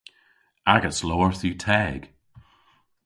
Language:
Cornish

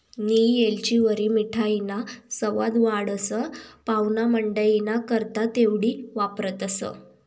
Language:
Marathi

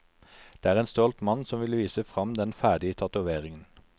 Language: Norwegian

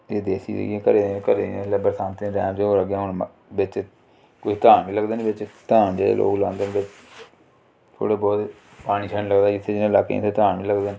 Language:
Dogri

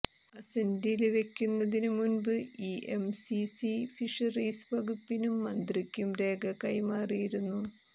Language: Malayalam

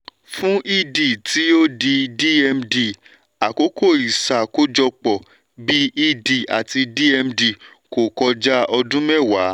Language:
Yoruba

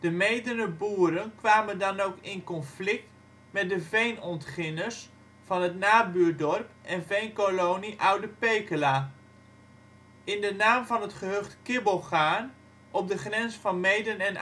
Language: Dutch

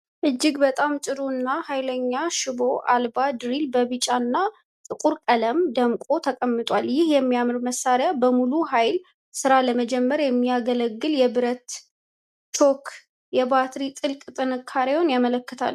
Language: Amharic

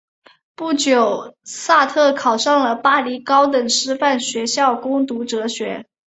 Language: Chinese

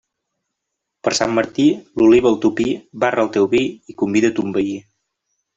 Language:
Catalan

